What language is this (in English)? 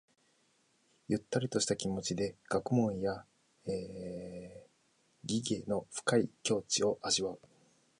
Japanese